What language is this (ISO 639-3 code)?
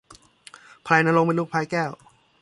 tha